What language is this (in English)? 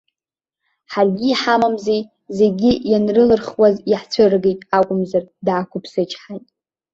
Abkhazian